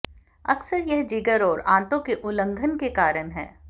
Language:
Hindi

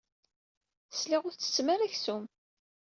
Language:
Kabyle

